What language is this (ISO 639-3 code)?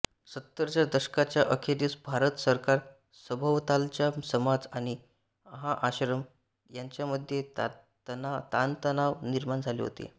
mar